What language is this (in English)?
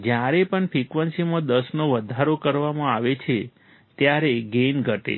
Gujarati